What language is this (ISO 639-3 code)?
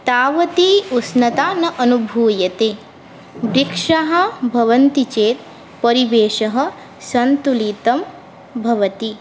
san